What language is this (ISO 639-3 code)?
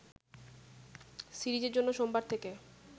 ben